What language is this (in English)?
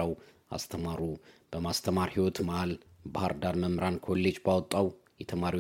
Amharic